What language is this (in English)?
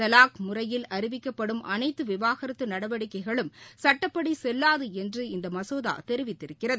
Tamil